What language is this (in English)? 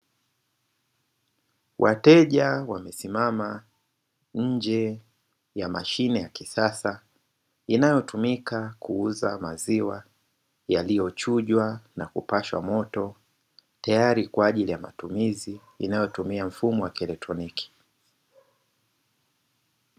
Swahili